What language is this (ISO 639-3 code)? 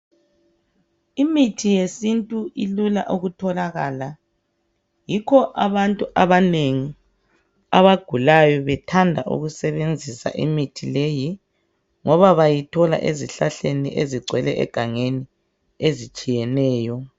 nde